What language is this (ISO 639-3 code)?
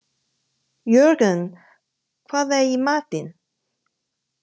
isl